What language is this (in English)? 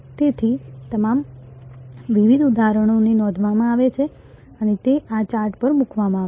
Gujarati